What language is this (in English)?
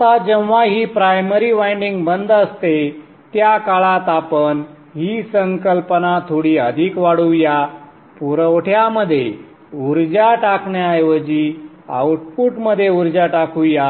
Marathi